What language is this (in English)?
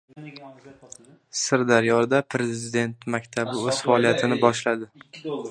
Uzbek